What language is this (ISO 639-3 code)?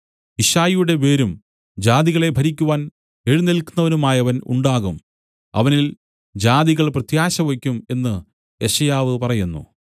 mal